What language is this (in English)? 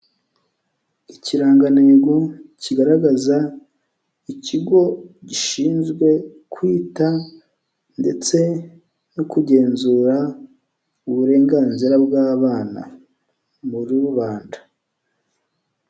Kinyarwanda